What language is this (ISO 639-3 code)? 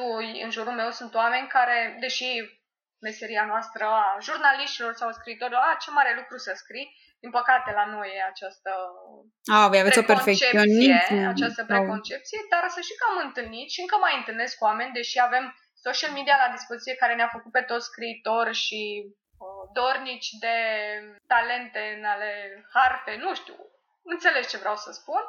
ron